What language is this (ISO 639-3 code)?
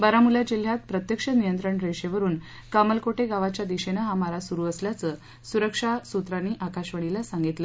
mar